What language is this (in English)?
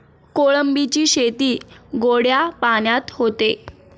Marathi